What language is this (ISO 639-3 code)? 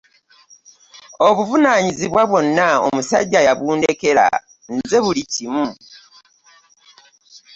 lug